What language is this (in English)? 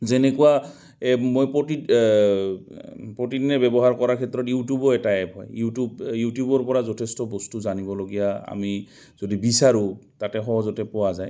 Assamese